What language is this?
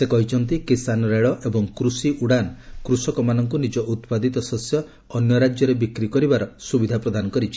Odia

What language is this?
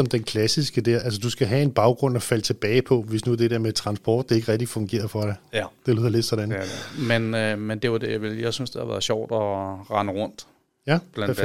Danish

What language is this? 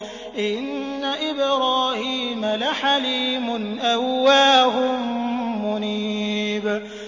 Arabic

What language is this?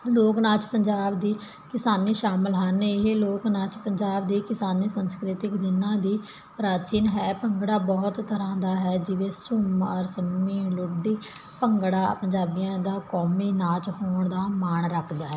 Punjabi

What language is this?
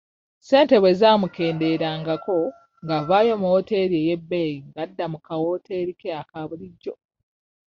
Ganda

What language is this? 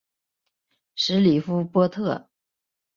Chinese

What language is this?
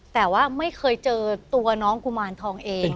Thai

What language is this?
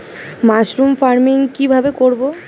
Bangla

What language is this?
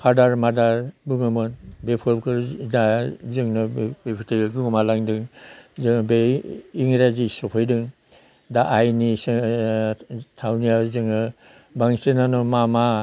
Bodo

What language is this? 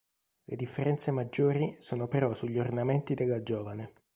Italian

